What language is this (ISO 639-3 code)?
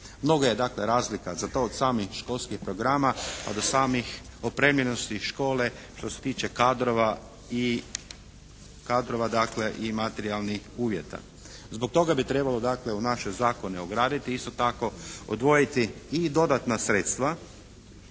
hrv